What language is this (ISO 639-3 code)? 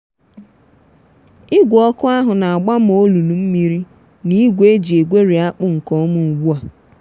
ibo